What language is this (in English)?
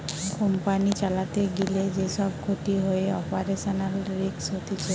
Bangla